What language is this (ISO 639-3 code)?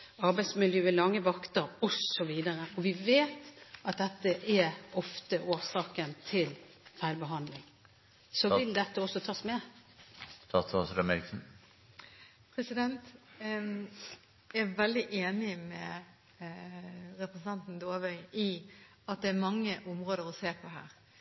nob